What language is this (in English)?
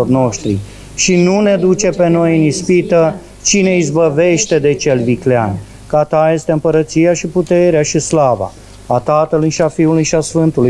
Romanian